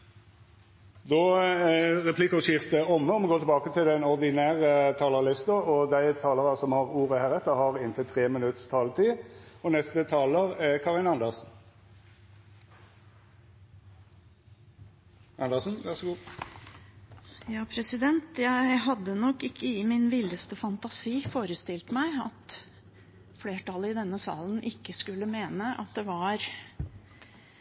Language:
Norwegian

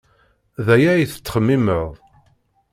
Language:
Kabyle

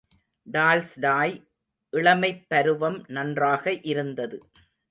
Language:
Tamil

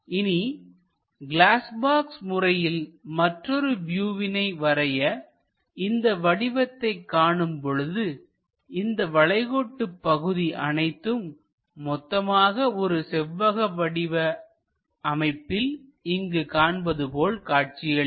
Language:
Tamil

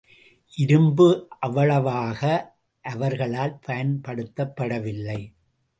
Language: Tamil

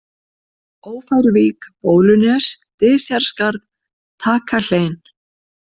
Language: Icelandic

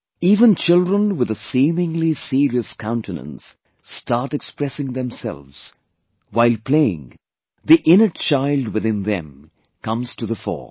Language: English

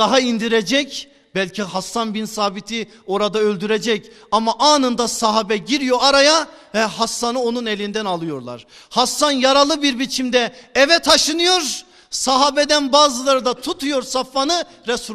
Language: Turkish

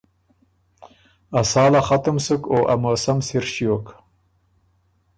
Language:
Ormuri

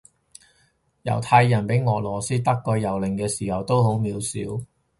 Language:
Cantonese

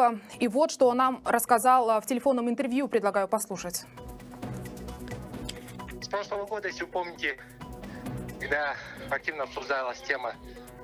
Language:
Russian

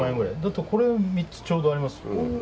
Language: Japanese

